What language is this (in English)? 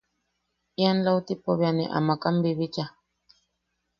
Yaqui